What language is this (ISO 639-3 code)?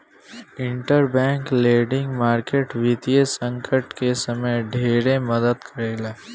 bho